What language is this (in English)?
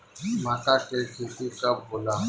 Bhojpuri